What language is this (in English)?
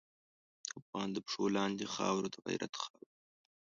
Pashto